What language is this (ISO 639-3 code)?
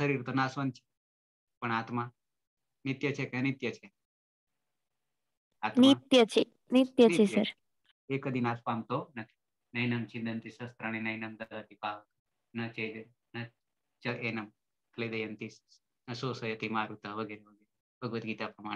ind